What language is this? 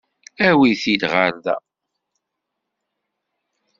Kabyle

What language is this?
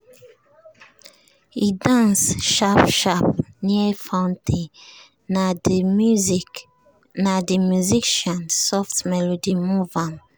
Nigerian Pidgin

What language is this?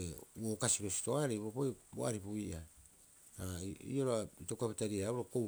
Rapoisi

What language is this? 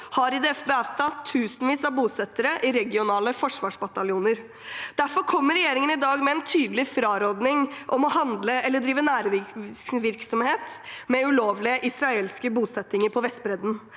Norwegian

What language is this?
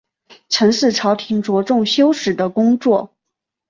Chinese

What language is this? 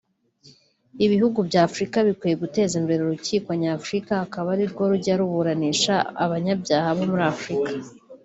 Kinyarwanda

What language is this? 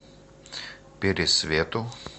Russian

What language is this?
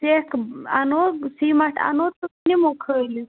Kashmiri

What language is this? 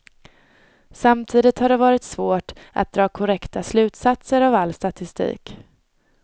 Swedish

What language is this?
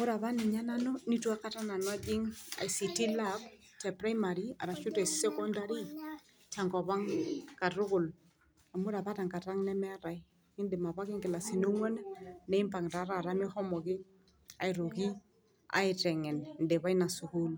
Masai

